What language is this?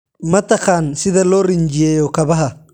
Somali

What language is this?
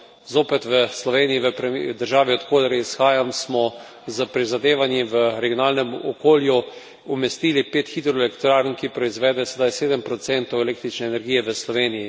Slovenian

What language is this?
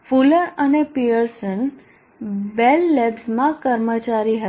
Gujarati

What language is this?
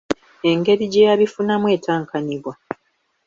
Ganda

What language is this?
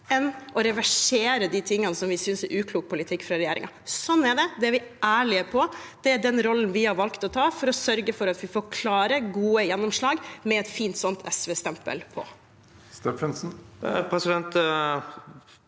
Norwegian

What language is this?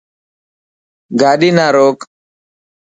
Dhatki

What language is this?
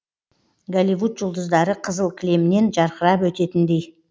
Kazakh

